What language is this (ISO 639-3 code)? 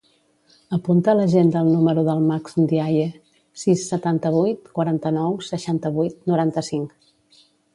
cat